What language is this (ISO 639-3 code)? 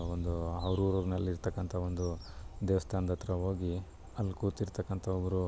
kan